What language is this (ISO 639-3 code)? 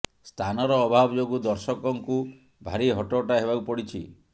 ori